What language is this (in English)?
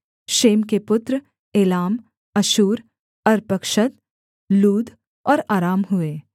Hindi